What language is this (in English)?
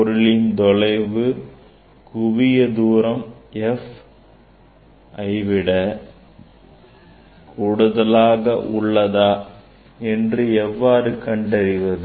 Tamil